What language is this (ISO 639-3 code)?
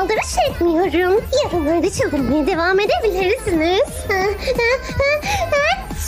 tur